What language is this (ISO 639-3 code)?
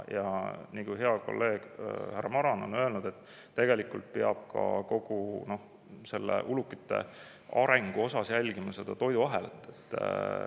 est